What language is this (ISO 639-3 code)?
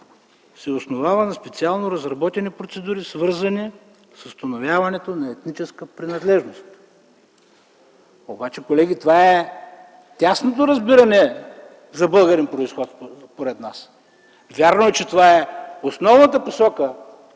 bul